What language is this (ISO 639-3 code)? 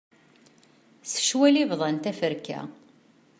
kab